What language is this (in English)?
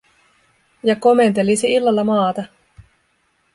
Finnish